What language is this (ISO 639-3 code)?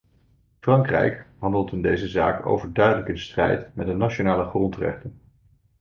nld